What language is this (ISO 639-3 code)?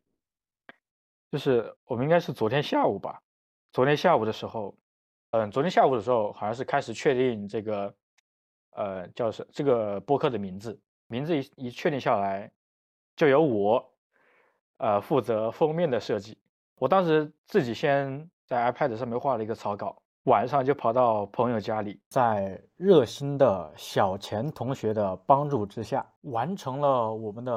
zho